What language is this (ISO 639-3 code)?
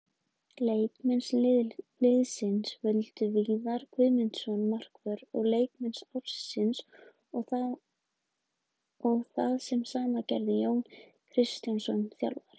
isl